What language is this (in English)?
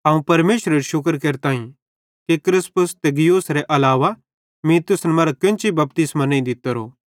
Bhadrawahi